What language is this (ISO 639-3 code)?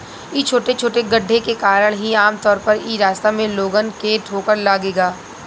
bho